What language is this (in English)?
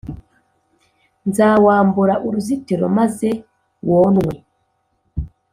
Kinyarwanda